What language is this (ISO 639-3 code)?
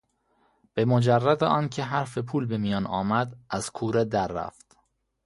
fas